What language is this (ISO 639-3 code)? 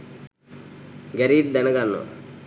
sin